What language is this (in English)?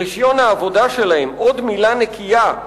Hebrew